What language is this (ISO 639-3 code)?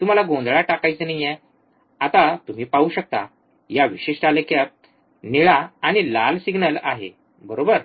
mar